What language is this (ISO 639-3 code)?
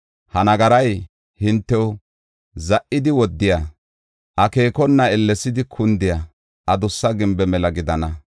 gof